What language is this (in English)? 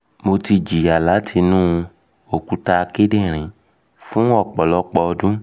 Yoruba